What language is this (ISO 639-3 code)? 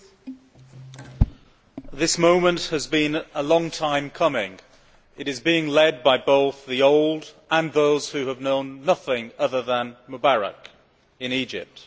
eng